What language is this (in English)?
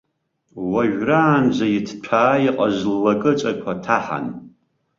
Abkhazian